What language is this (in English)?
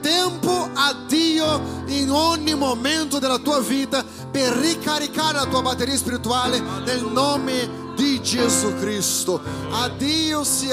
Italian